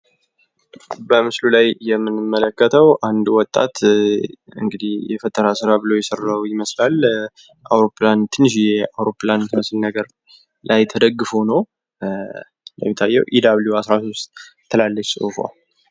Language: Amharic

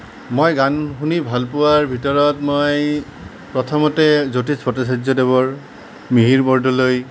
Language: Assamese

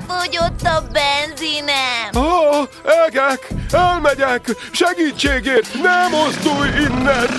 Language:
Hungarian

